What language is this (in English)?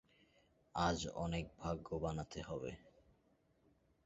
Bangla